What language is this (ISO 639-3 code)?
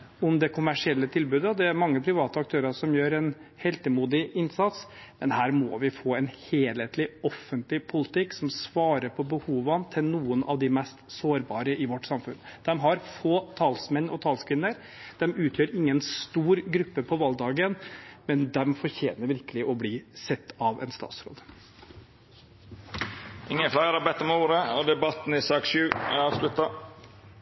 nor